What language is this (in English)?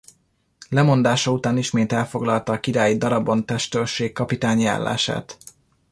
Hungarian